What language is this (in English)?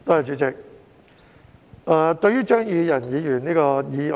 Cantonese